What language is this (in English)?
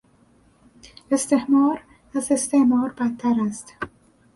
Persian